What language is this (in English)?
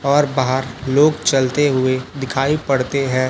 Hindi